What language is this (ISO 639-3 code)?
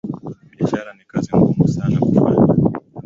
swa